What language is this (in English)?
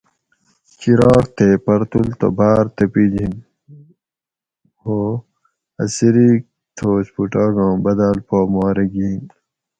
Gawri